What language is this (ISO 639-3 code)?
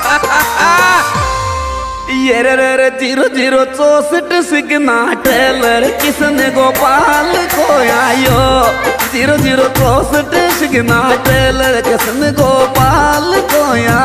hin